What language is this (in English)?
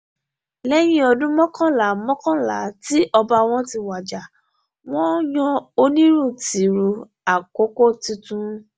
Yoruba